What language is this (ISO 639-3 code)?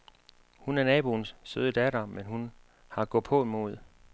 dan